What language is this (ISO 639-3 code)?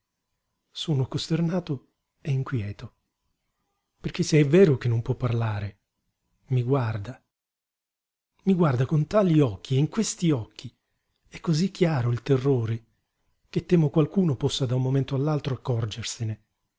ita